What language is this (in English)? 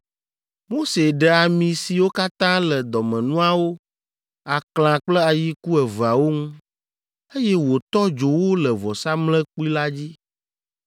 Ewe